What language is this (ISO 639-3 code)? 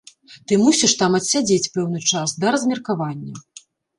bel